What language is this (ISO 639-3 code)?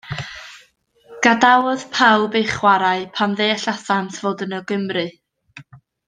cym